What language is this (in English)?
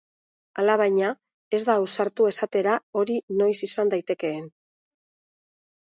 Basque